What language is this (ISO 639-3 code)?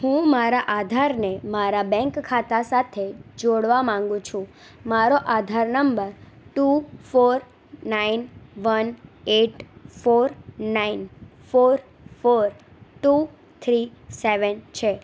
guj